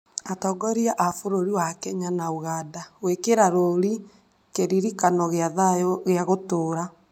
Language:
Kikuyu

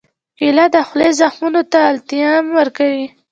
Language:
Pashto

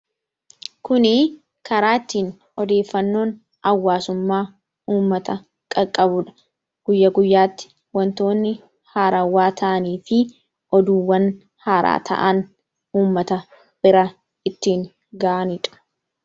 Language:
Oromo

